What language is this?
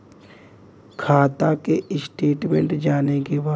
Bhojpuri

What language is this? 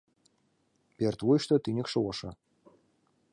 Mari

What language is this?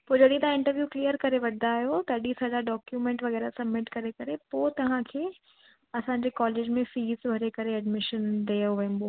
Sindhi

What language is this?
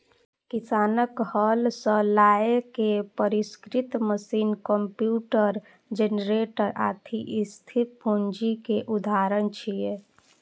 Maithili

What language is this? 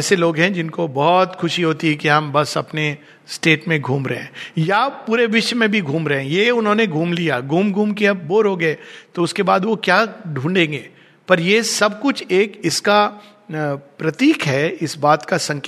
Hindi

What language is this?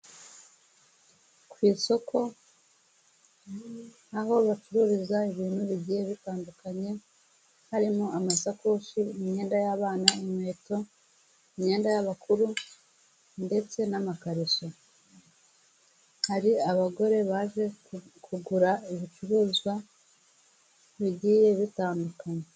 Kinyarwanda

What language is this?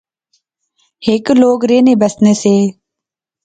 Pahari-Potwari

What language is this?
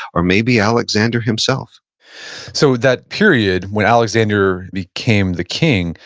English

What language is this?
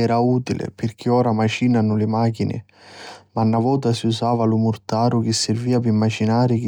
Sicilian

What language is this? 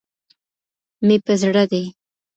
Pashto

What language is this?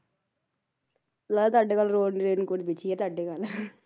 Punjabi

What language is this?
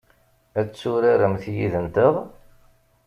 Kabyle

